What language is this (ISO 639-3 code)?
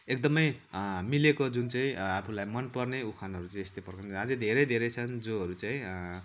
nep